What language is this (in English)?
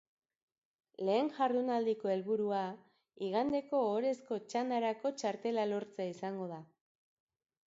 Basque